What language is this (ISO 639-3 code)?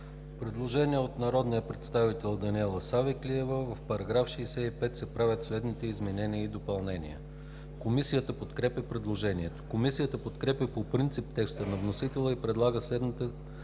bul